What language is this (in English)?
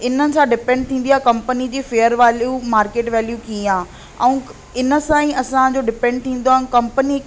Sindhi